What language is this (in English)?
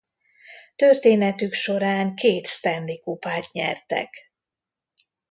Hungarian